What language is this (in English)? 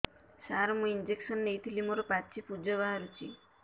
Odia